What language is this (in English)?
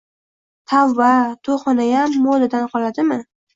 Uzbek